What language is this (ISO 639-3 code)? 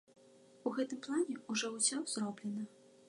bel